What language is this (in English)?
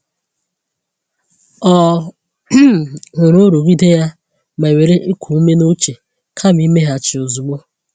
Igbo